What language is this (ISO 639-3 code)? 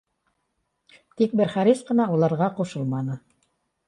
bak